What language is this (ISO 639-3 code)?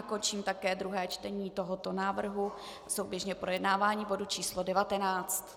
ces